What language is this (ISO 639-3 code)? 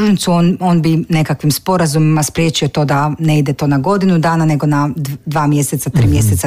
hrv